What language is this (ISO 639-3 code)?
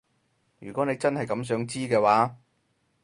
yue